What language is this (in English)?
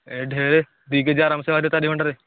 Odia